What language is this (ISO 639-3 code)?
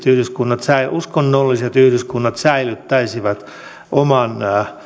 fin